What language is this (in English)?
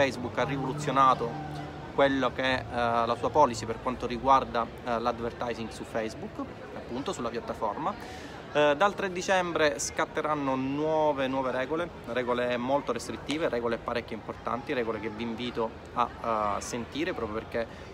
Italian